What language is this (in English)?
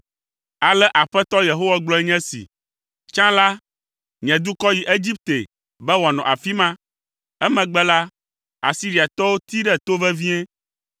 Ewe